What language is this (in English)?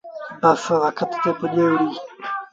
Sindhi Bhil